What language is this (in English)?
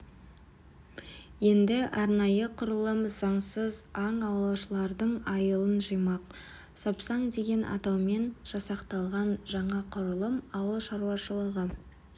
Kazakh